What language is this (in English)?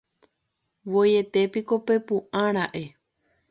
Guarani